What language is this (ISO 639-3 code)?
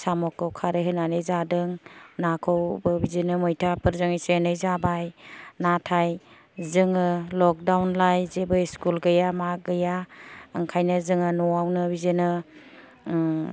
brx